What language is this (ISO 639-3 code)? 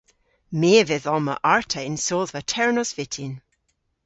cor